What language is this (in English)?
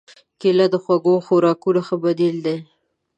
Pashto